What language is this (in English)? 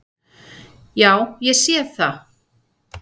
Icelandic